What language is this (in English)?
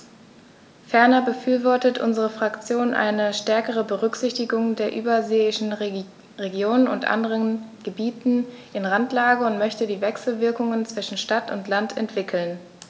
German